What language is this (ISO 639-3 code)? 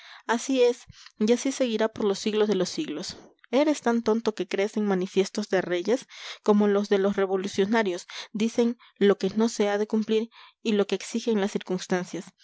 spa